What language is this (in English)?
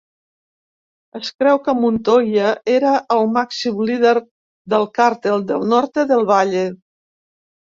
Catalan